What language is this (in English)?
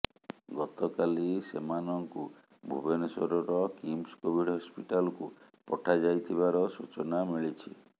Odia